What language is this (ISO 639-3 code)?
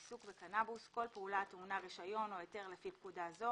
heb